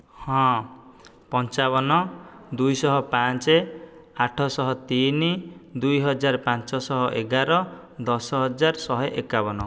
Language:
Odia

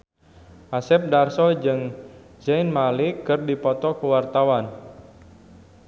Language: Sundanese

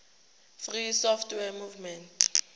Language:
Tswana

